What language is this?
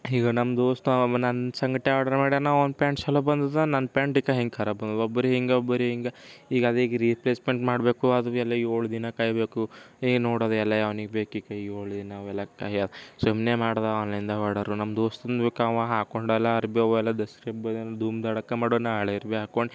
Kannada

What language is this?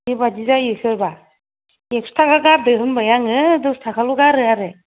Bodo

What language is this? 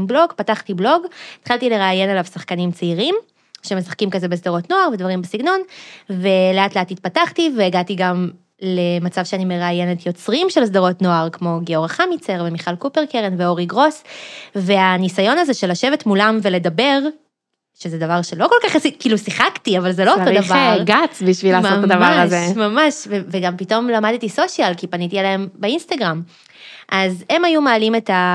Hebrew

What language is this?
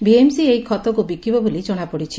Odia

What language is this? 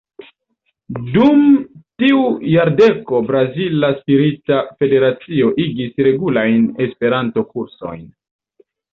Esperanto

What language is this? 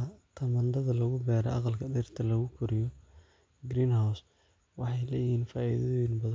Somali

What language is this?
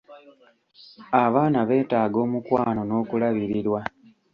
Ganda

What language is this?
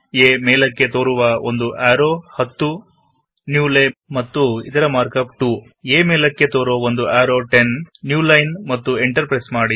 Kannada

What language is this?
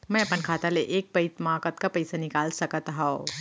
Chhattisgarhi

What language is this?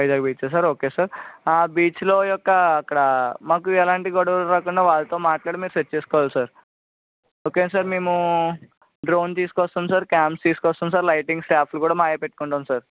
Telugu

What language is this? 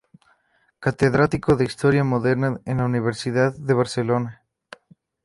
Spanish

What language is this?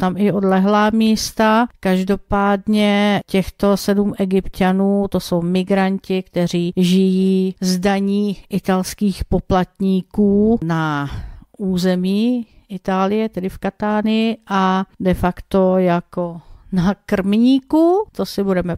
Czech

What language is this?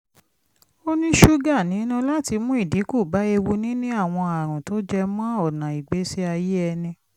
Yoruba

